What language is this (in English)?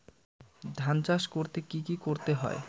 Bangla